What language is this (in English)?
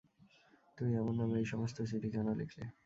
Bangla